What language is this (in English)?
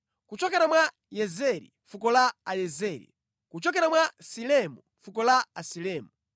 Nyanja